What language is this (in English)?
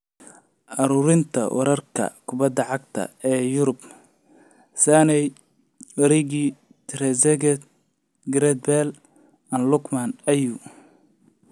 Somali